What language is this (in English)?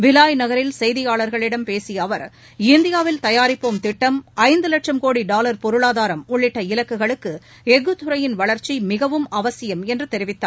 Tamil